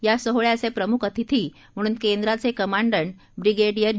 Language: Marathi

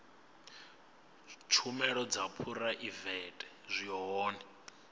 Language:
Venda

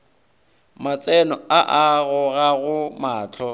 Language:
Northern Sotho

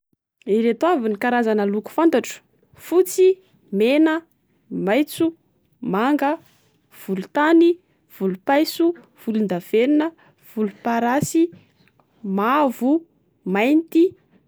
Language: Malagasy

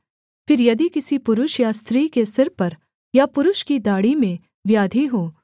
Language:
Hindi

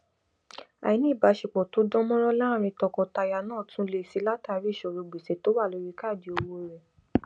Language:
Yoruba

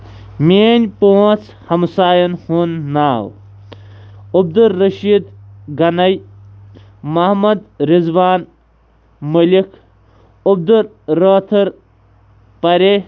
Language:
Kashmiri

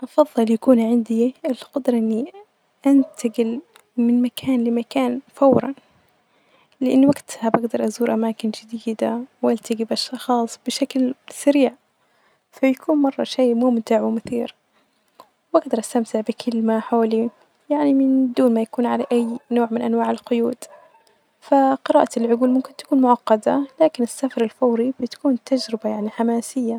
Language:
Najdi Arabic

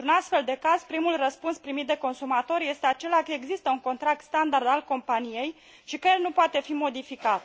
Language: Romanian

